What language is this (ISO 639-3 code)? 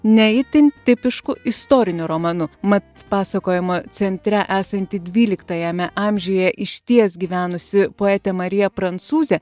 lit